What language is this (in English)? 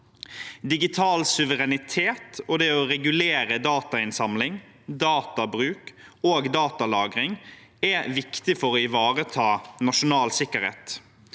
Norwegian